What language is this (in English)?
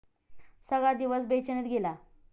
Marathi